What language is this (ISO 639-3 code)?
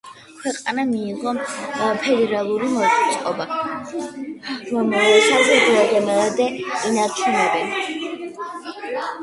kat